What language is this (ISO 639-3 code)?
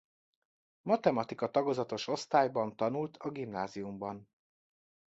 hun